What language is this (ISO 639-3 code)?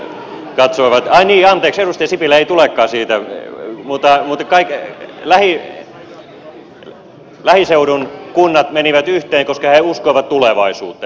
fin